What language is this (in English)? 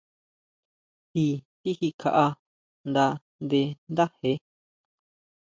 Huautla Mazatec